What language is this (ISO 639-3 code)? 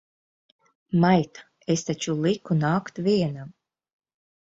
lav